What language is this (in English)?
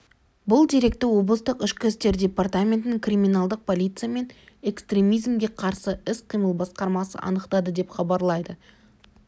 Kazakh